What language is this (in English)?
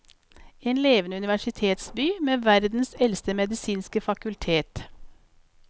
Norwegian